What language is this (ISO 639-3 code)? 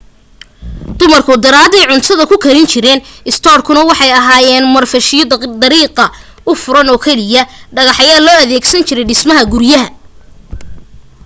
som